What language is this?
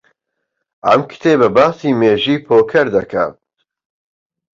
Central Kurdish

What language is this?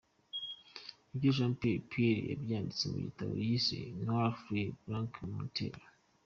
Kinyarwanda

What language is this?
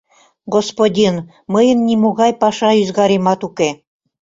Mari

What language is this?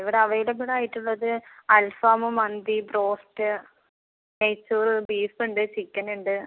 Malayalam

